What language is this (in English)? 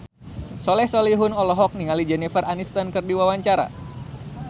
Sundanese